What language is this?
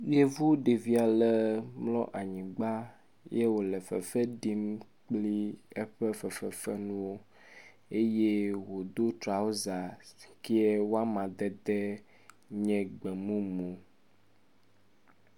Ewe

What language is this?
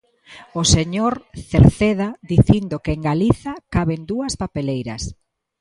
Galician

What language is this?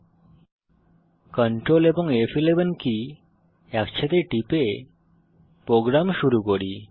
Bangla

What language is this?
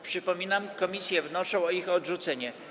Polish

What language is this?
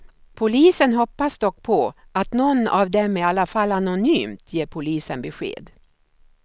Swedish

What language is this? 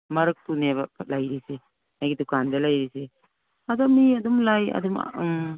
Manipuri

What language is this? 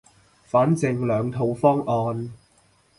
Cantonese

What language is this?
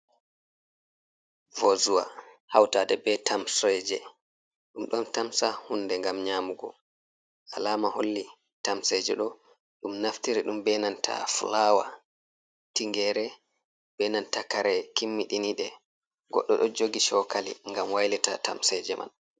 Fula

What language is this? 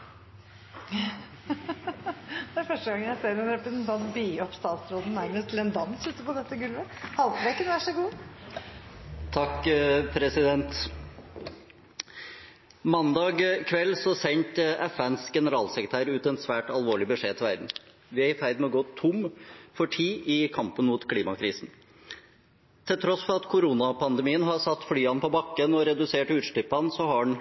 Norwegian Bokmål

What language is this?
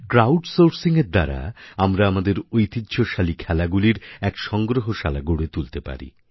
Bangla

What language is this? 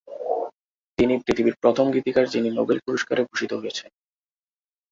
Bangla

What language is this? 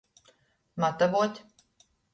Latgalian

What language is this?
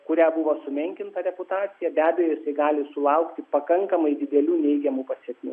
Lithuanian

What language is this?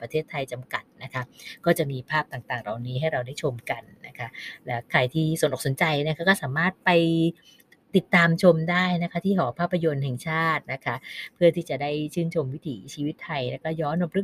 Thai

